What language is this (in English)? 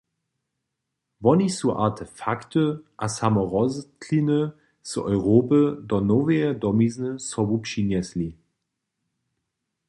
Upper Sorbian